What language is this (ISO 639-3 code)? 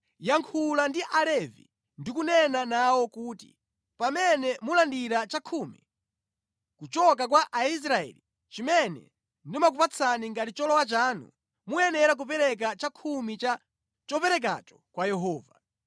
nya